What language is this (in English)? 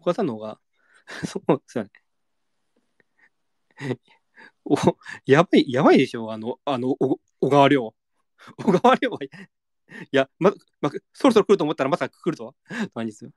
Japanese